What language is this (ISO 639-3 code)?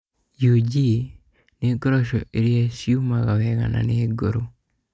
kik